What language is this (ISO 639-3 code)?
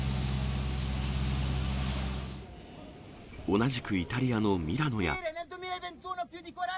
jpn